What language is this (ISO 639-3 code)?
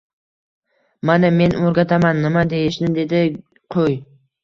uzb